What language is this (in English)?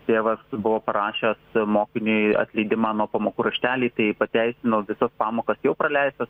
Lithuanian